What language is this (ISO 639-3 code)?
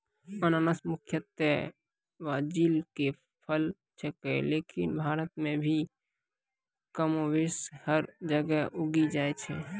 mai